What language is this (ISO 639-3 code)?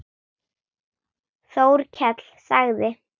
isl